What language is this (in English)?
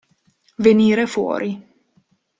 Italian